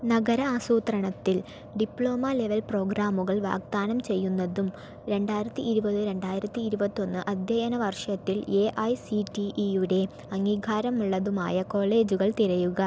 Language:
Malayalam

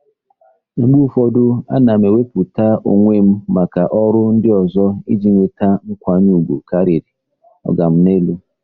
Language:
Igbo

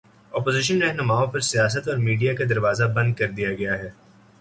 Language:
Urdu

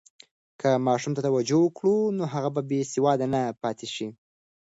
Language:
Pashto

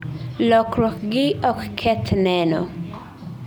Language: Luo (Kenya and Tanzania)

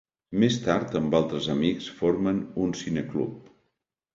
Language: Catalan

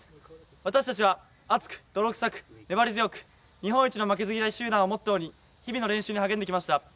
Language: Japanese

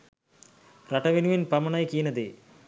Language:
Sinhala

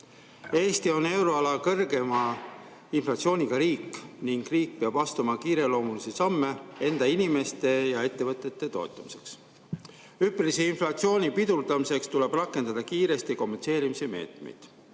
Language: Estonian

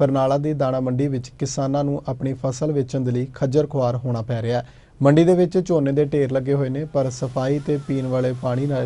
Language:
Hindi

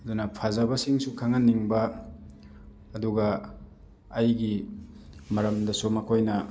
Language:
Manipuri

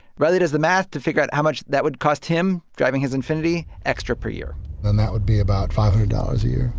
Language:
English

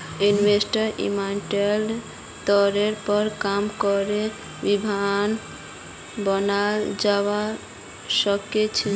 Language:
Magahi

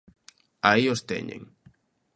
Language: Galician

